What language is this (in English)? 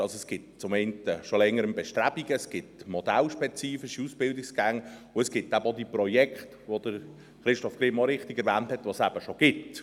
Swiss German